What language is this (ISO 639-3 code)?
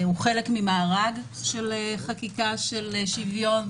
heb